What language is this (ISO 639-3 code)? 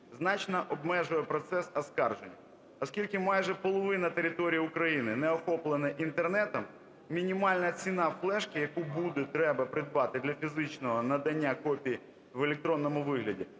ukr